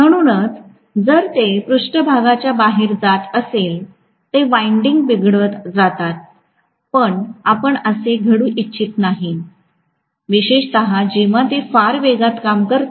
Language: Marathi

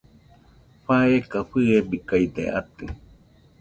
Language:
Nüpode Huitoto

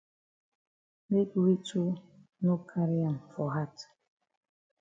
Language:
Cameroon Pidgin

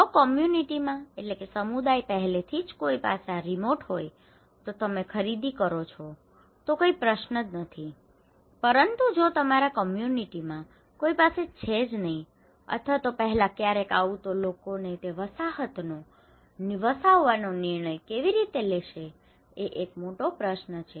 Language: Gujarati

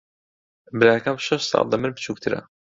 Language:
Central Kurdish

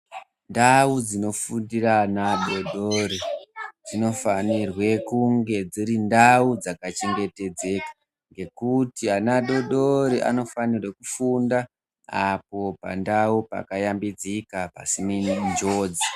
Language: Ndau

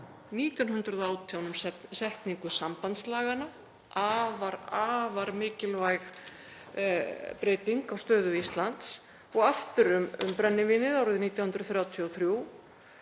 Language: Icelandic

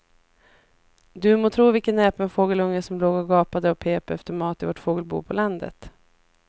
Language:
Swedish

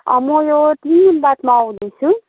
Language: Nepali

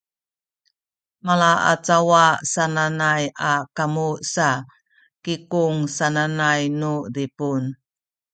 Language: Sakizaya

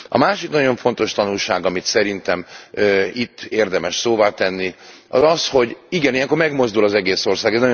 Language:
Hungarian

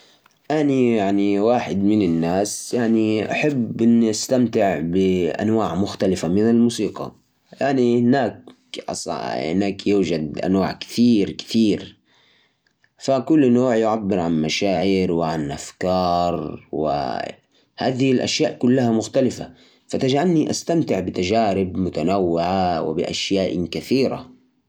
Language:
Najdi Arabic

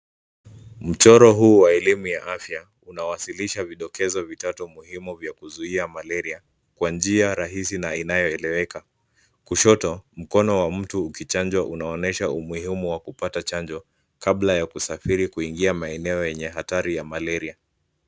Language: Swahili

